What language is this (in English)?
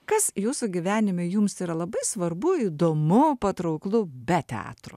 Lithuanian